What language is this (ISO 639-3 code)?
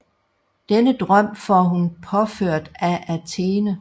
dan